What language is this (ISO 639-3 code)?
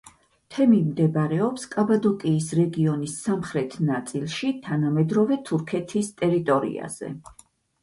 kat